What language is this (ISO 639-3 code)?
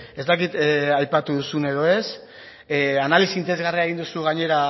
eus